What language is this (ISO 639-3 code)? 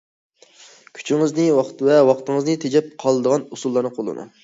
uig